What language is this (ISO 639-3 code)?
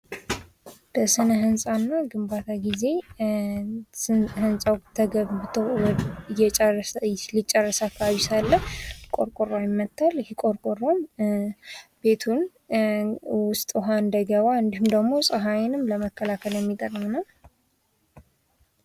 amh